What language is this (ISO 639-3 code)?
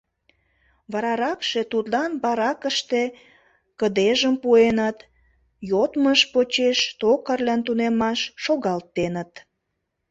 chm